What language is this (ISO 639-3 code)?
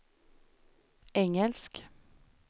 swe